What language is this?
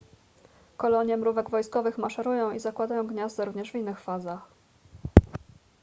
Polish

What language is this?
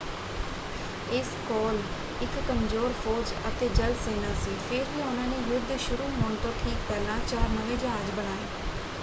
Punjabi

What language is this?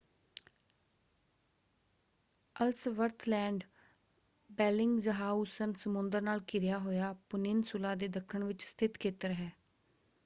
Punjabi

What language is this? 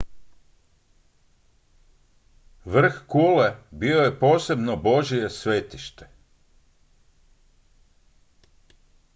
Croatian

